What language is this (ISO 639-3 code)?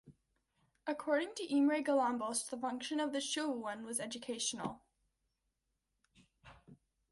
eng